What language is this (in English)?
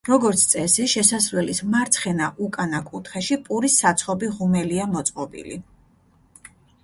Georgian